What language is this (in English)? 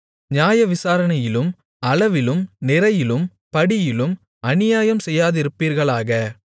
Tamil